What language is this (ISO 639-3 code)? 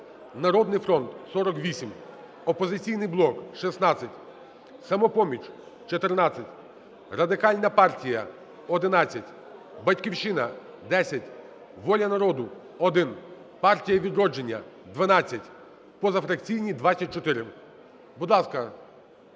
ukr